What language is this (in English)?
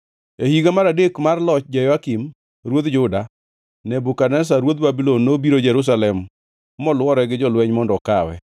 Luo (Kenya and Tanzania)